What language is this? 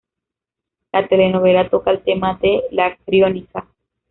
Spanish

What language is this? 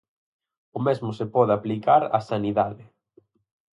Galician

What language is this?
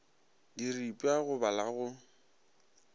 Northern Sotho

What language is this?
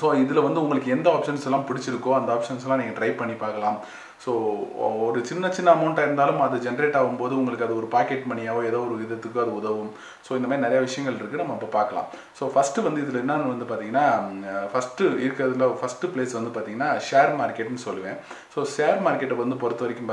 Tamil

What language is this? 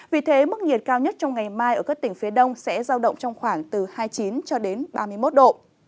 Vietnamese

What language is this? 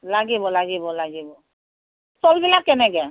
Assamese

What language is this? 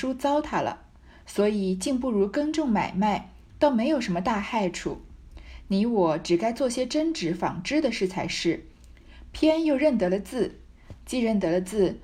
Chinese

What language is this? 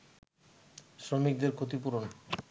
Bangla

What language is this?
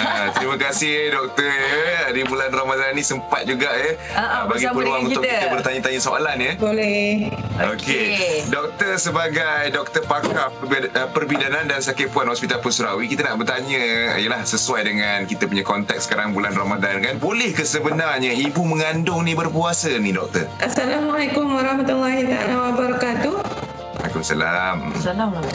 Malay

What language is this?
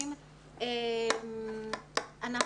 Hebrew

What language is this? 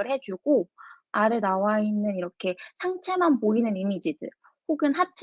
Korean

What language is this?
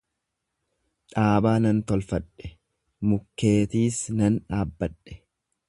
Oromo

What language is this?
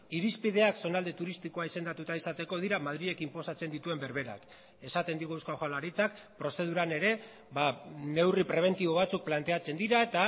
Basque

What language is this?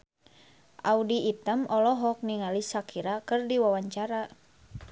Sundanese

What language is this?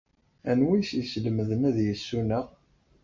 Kabyle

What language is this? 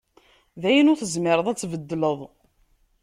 Kabyle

